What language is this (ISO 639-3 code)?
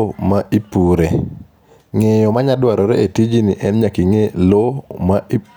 luo